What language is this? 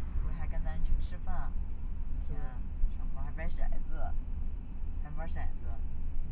Chinese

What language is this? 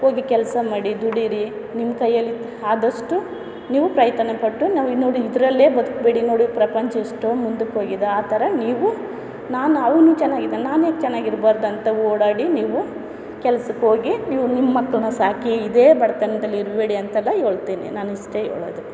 Kannada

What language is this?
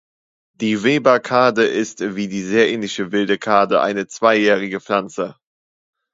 German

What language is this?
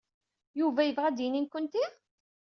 Kabyle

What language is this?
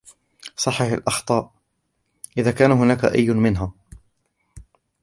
Arabic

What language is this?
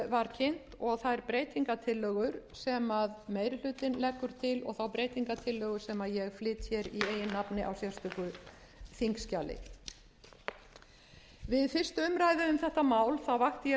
Icelandic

